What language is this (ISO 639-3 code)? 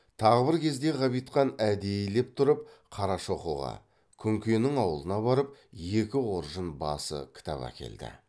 kaz